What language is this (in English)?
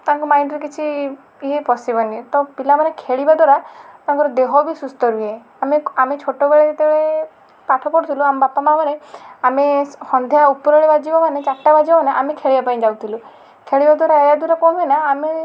Odia